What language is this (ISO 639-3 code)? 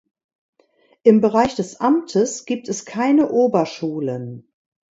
deu